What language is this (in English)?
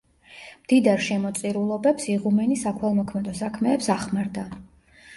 Georgian